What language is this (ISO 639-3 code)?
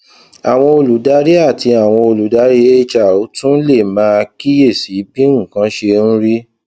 yor